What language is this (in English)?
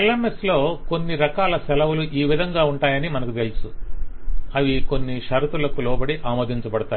Telugu